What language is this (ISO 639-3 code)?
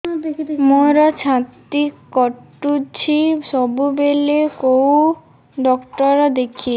ori